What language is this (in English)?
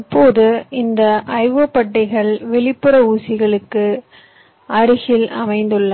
Tamil